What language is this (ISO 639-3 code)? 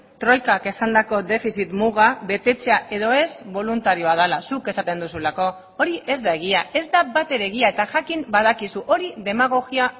eus